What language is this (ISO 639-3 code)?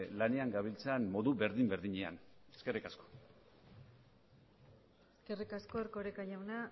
eus